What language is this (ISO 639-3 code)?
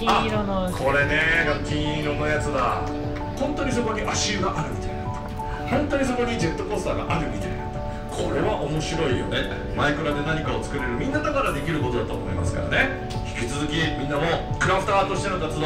jpn